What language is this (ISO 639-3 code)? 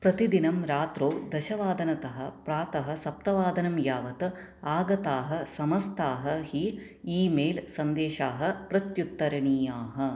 san